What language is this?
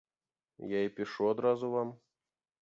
Belarusian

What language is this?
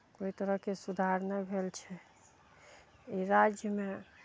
Maithili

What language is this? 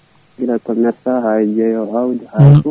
Fula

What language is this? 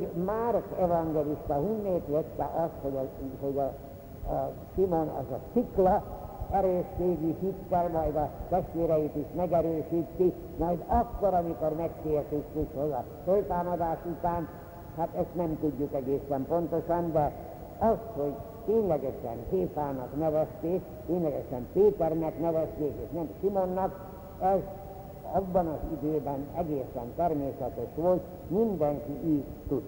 Hungarian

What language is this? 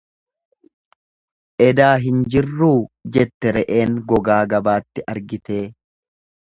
Oromo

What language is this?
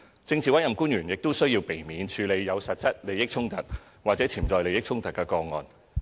Cantonese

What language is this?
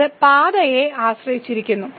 Malayalam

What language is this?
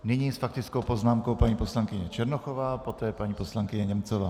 Czech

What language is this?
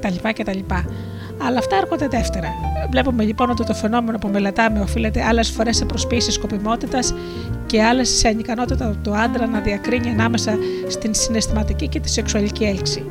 Greek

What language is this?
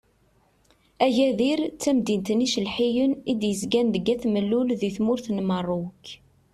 Kabyle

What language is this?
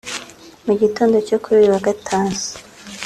Kinyarwanda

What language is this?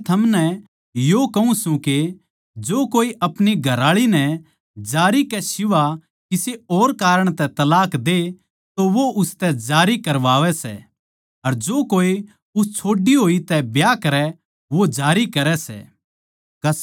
Haryanvi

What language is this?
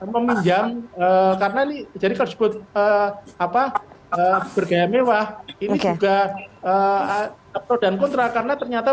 Indonesian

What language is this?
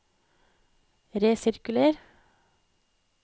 Norwegian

